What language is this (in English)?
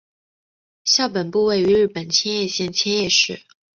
Chinese